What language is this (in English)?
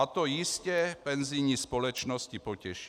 Czech